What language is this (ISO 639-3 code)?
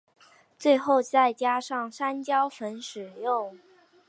zho